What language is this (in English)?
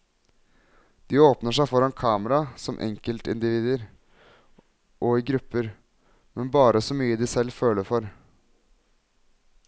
Norwegian